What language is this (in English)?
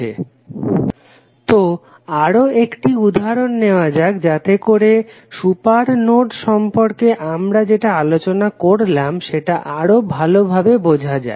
Bangla